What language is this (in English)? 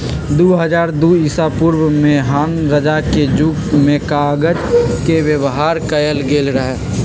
Magahi